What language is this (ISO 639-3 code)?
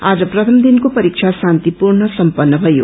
nep